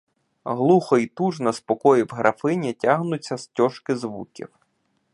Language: Ukrainian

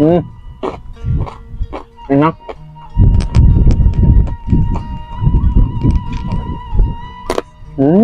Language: Indonesian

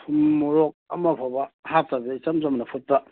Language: Manipuri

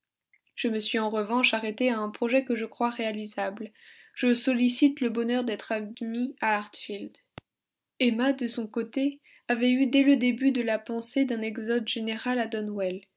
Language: French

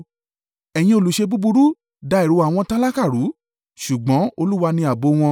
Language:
Yoruba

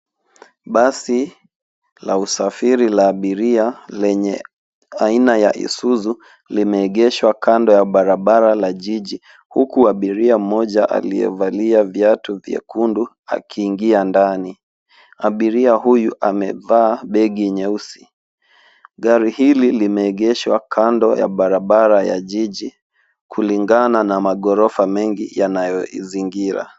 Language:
Swahili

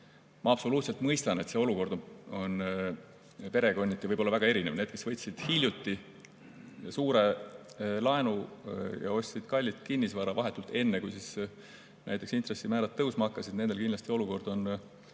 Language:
Estonian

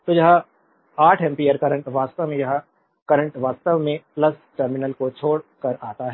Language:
Hindi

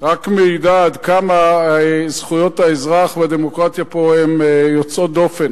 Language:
Hebrew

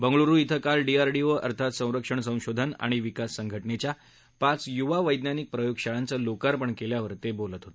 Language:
Marathi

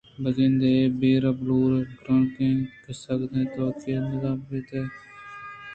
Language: Eastern Balochi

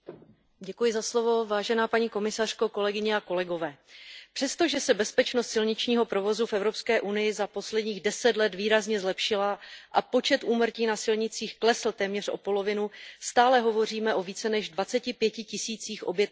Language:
Czech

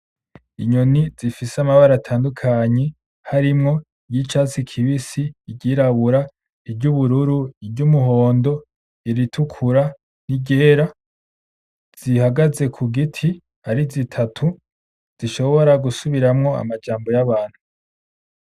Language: Rundi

